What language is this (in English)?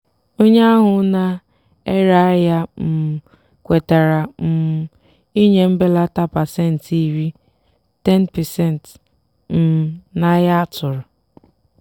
Igbo